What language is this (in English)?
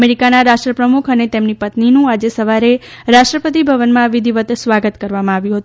Gujarati